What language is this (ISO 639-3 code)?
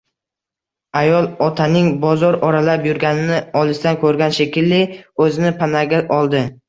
uzb